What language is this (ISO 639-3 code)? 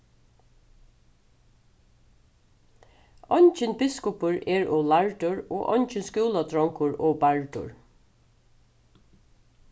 fao